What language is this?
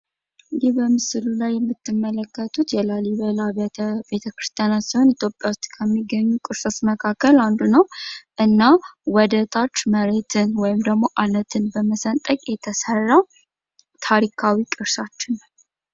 Amharic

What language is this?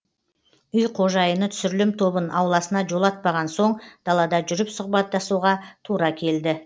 Kazakh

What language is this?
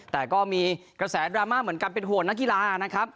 Thai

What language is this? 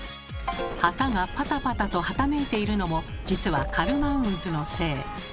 Japanese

